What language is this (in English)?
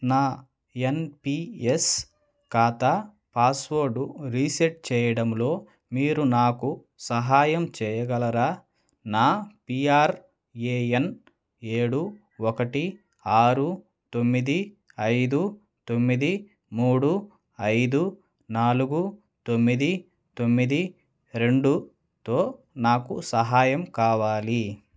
Telugu